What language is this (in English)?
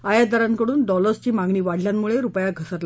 Marathi